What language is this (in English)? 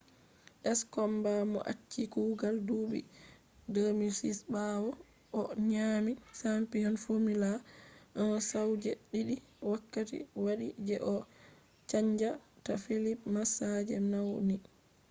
Fula